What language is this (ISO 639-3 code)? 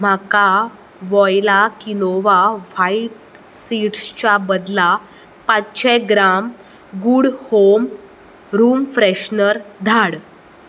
kok